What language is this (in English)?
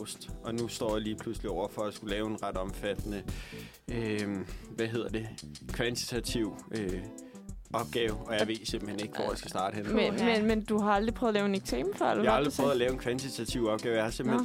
Danish